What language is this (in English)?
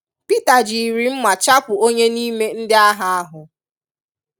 Igbo